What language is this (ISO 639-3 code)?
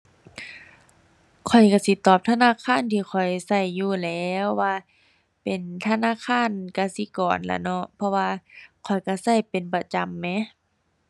tha